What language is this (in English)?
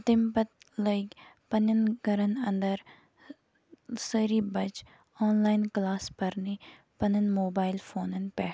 Kashmiri